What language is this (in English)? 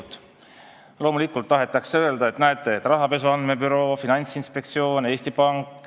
Estonian